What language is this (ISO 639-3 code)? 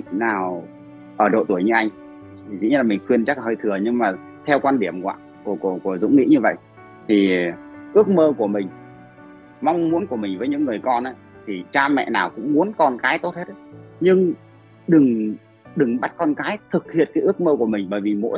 vie